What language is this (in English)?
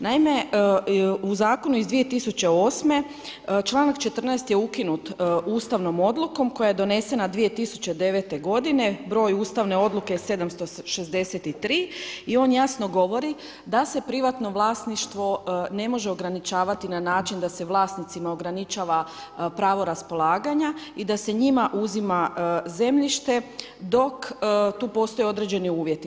Croatian